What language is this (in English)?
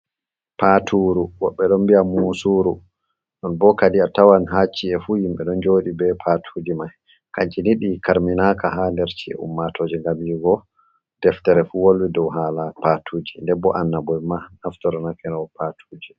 Fula